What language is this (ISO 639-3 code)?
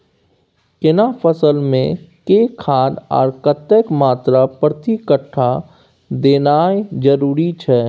mai